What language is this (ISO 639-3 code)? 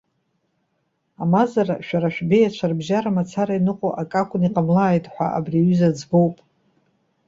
abk